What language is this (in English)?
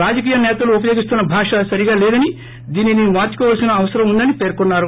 Telugu